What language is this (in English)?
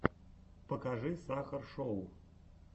Russian